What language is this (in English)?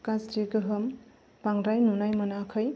Bodo